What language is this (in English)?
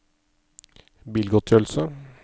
Norwegian